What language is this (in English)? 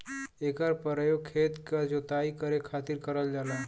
Bhojpuri